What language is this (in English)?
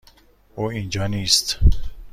Persian